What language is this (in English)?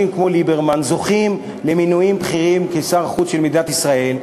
Hebrew